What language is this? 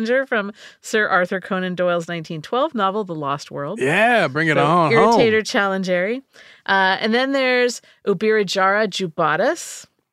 English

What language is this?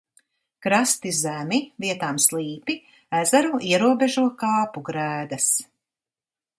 Latvian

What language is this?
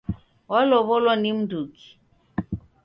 Taita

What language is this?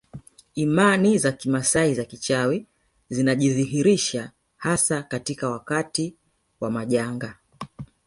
Swahili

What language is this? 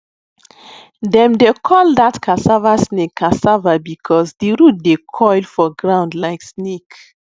Nigerian Pidgin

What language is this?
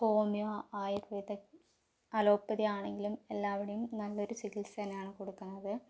Malayalam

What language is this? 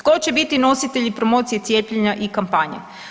Croatian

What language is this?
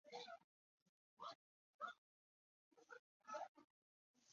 Chinese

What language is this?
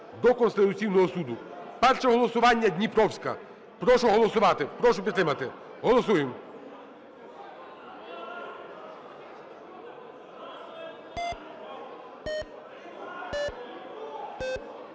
Ukrainian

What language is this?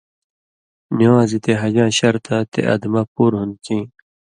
Indus Kohistani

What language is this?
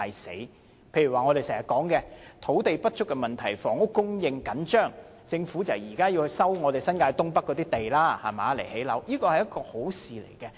Cantonese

